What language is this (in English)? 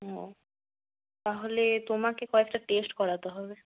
Bangla